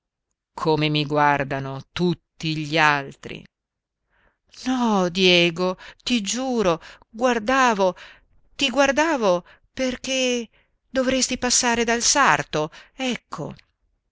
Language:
Italian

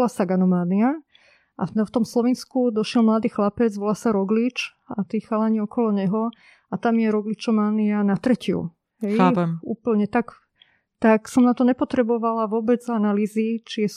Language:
Slovak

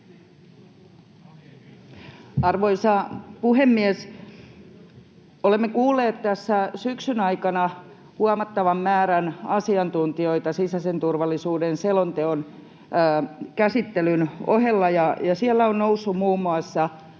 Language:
Finnish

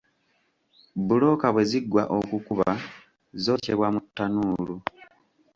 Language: Ganda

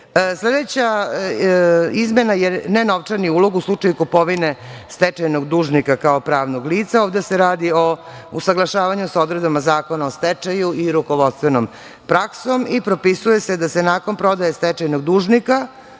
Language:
Serbian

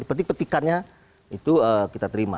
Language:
Indonesian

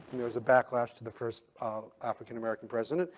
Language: English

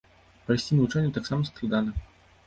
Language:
Belarusian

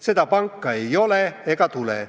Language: Estonian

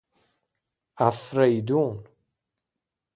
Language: Persian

